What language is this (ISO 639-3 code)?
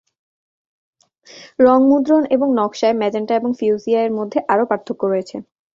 ben